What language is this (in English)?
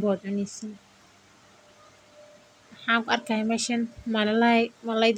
Somali